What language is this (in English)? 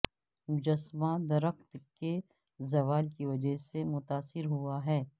Urdu